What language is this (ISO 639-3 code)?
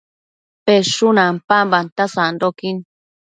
mcf